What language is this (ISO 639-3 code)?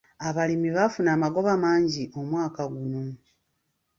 lug